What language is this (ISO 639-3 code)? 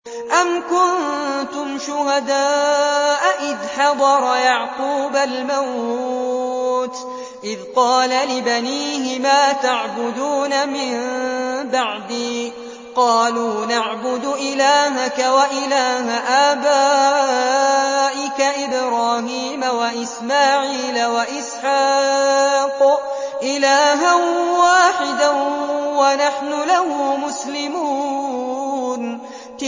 ara